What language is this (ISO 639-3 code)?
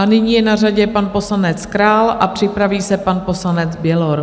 ces